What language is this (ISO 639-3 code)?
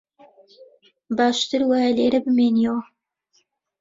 ckb